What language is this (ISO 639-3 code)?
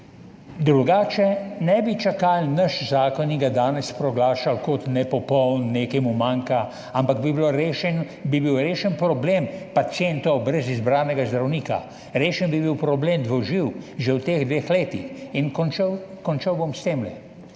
slv